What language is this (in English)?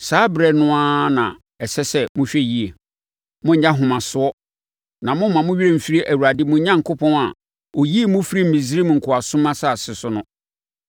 Akan